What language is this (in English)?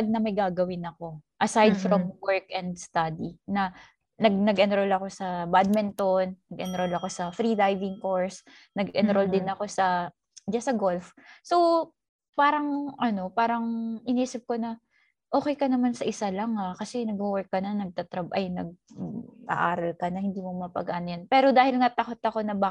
Filipino